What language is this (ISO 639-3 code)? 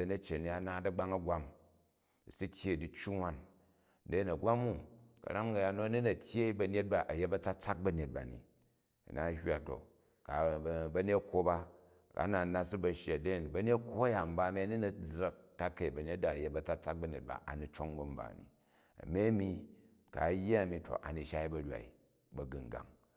kaj